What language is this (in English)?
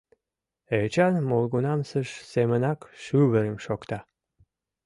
Mari